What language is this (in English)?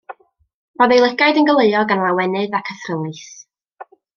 Welsh